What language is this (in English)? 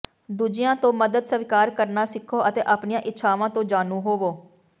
Punjabi